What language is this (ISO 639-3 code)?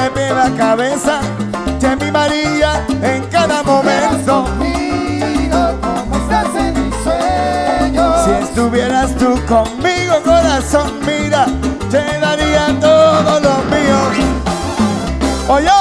spa